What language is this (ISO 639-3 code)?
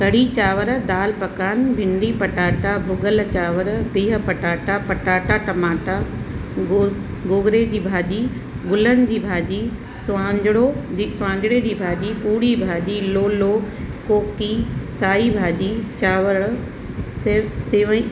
snd